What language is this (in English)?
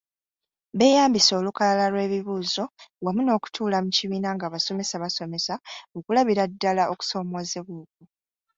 Ganda